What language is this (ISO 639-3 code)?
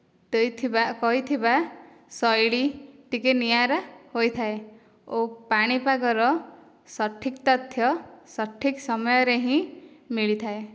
ori